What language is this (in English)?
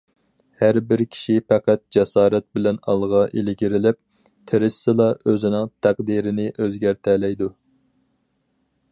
Uyghur